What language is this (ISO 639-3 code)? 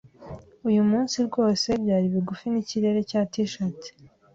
kin